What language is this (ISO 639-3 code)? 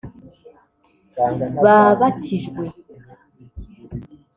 kin